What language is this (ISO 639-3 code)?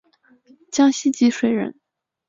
zho